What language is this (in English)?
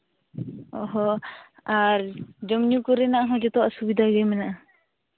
Santali